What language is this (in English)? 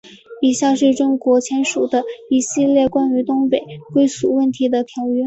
Chinese